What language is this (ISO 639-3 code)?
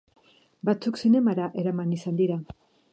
eus